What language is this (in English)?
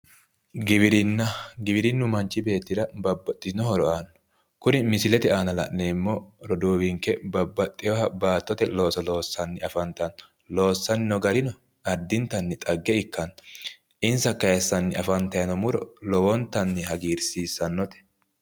Sidamo